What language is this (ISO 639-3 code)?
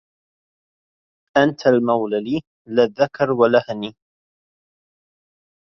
ara